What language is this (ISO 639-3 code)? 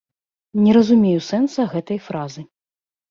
bel